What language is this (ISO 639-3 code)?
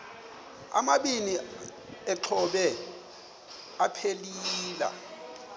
xho